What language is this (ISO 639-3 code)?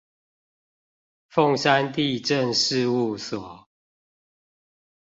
zho